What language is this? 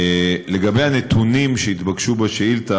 Hebrew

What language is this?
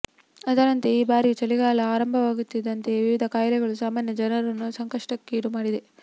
Kannada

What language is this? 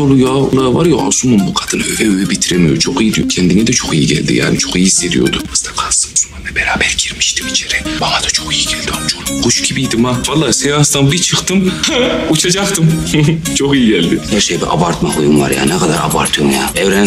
Turkish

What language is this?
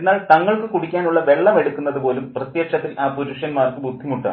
Malayalam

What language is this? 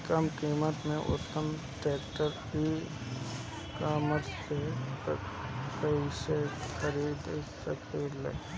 Bhojpuri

